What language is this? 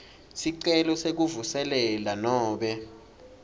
Swati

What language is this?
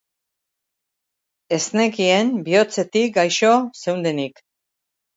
Basque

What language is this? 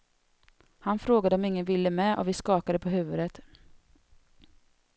Swedish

